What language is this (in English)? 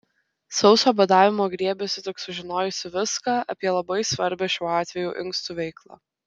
Lithuanian